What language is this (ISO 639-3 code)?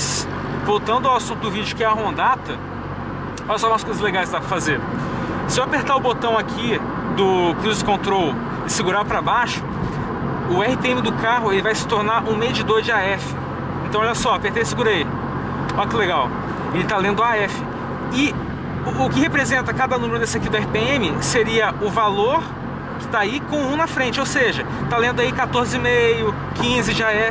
por